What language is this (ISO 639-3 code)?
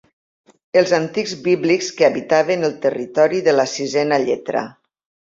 cat